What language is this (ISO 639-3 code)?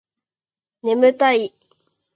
jpn